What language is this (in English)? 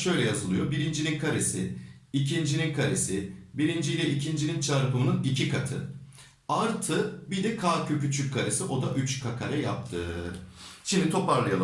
Turkish